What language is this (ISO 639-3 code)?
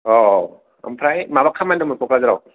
brx